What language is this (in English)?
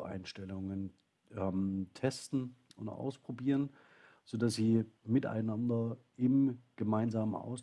German